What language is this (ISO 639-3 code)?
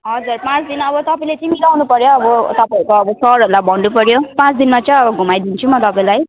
nep